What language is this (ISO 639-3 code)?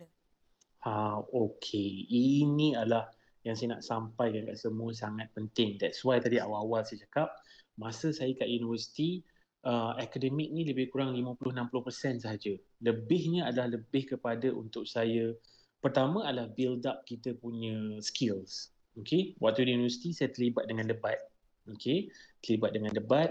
msa